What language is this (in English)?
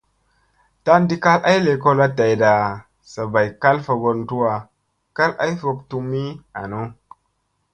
Musey